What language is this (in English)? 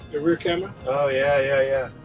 English